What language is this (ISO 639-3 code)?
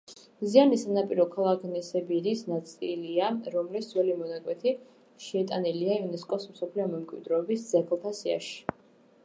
kat